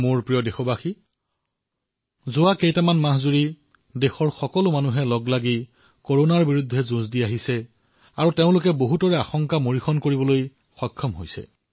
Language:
Assamese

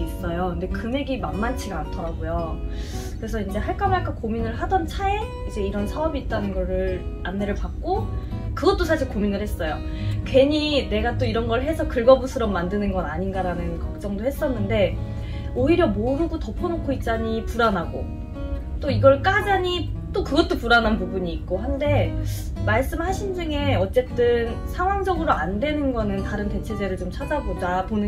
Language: Korean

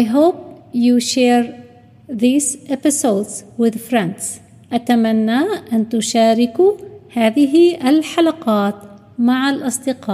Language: Arabic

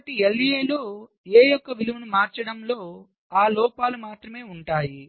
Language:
Telugu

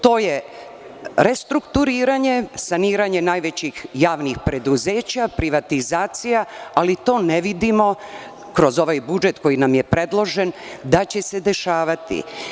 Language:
Serbian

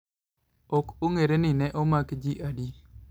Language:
Luo (Kenya and Tanzania)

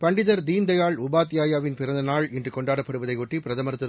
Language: Tamil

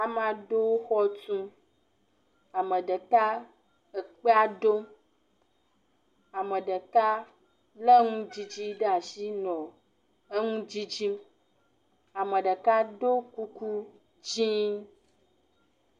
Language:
Ewe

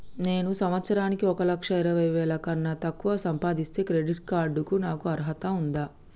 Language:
Telugu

